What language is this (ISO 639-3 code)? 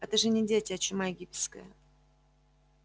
rus